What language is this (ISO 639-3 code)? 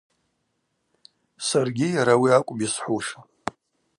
abq